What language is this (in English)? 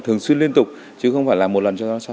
Vietnamese